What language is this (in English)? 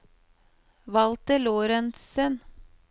Norwegian